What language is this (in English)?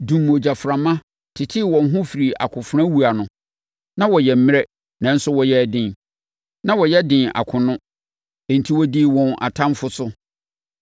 Akan